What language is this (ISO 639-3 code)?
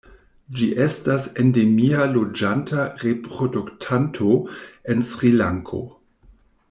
epo